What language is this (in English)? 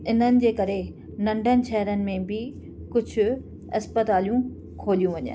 Sindhi